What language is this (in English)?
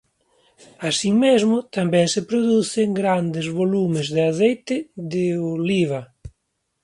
Galician